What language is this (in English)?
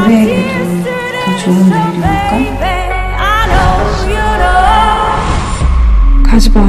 Korean